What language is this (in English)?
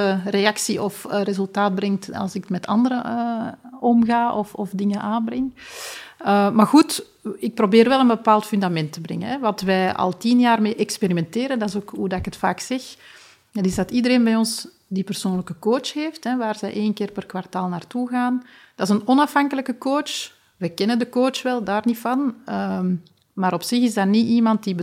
Dutch